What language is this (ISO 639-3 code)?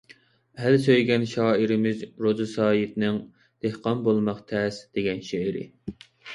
uig